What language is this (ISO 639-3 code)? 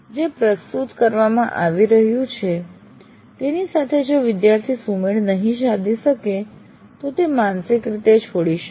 guj